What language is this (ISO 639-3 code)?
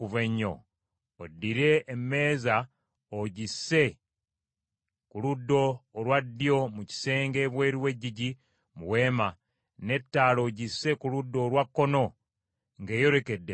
lug